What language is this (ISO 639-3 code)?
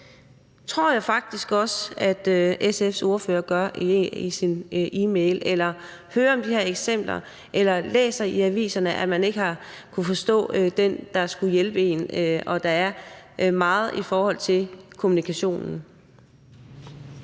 dan